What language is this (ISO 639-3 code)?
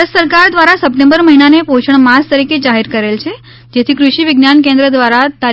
guj